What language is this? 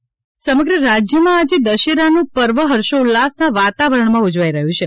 Gujarati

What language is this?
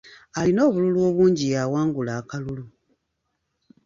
Ganda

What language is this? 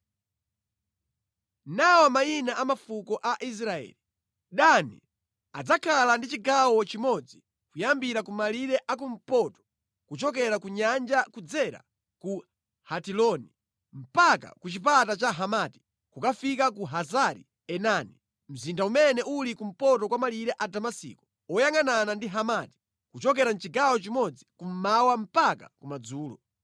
Nyanja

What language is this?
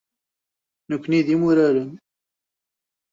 Kabyle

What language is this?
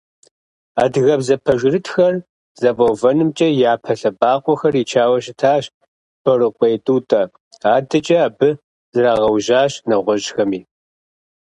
Kabardian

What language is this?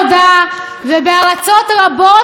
Hebrew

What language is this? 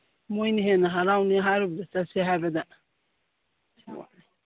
Manipuri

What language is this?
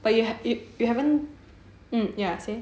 English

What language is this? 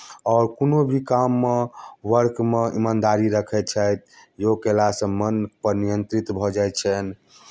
Maithili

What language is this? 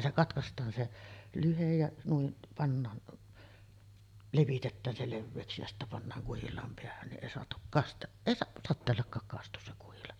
Finnish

